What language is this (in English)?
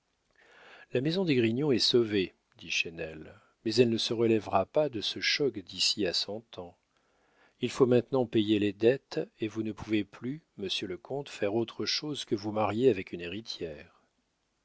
French